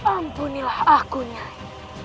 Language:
Indonesian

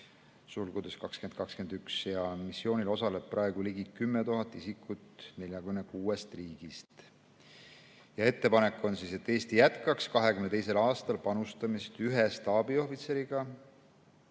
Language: Estonian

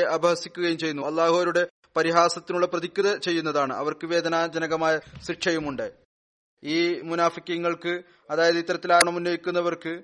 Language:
Malayalam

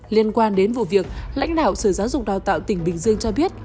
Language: Vietnamese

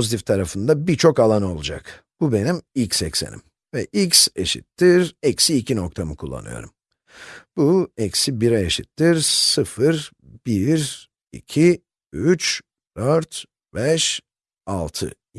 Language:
Turkish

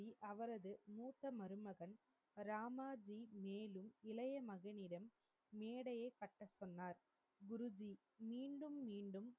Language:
Tamil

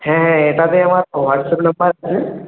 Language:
Bangla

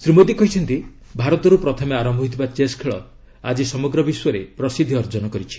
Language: Odia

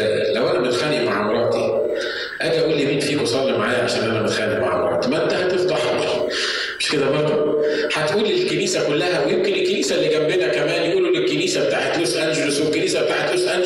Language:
Arabic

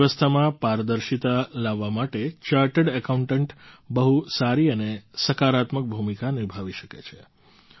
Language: Gujarati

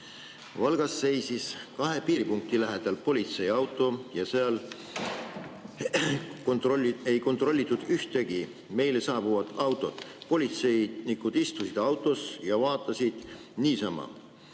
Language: Estonian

